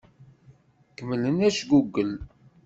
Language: Kabyle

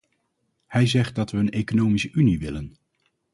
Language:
Dutch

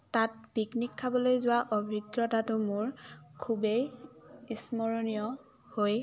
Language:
Assamese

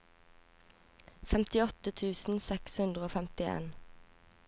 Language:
Norwegian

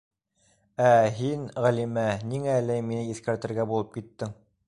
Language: Bashkir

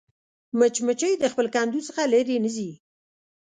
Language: Pashto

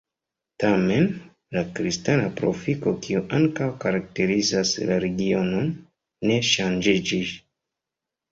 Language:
Esperanto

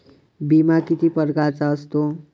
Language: Marathi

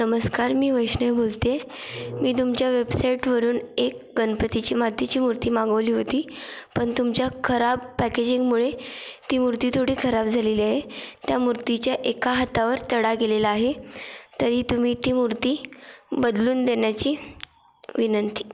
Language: Marathi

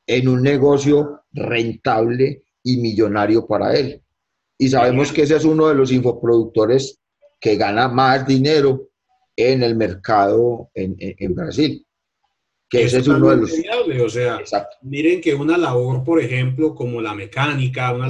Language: Spanish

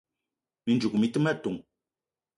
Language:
Eton (Cameroon)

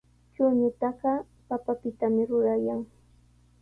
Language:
Sihuas Ancash Quechua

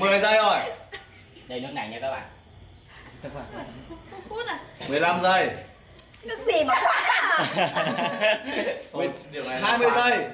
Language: Vietnamese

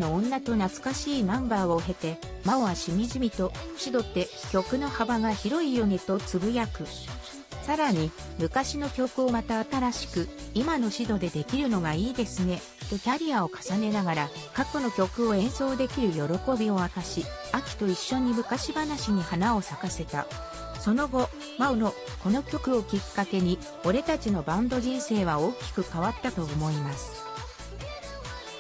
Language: Japanese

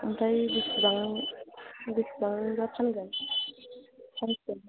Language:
Bodo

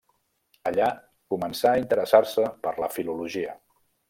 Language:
Catalan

